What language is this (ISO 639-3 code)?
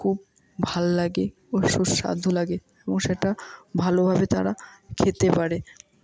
ben